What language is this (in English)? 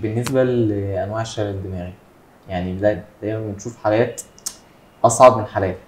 Arabic